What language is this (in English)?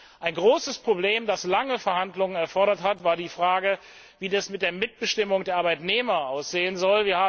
German